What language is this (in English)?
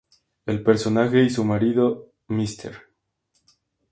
Spanish